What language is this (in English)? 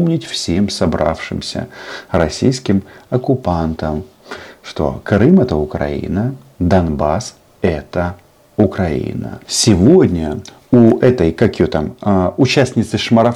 Russian